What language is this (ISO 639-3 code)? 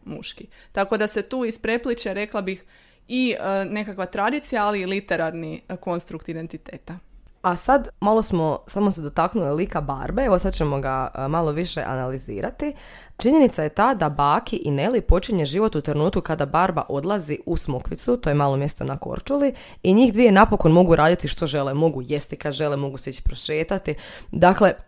hrv